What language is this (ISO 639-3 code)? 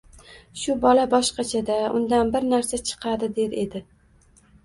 uzb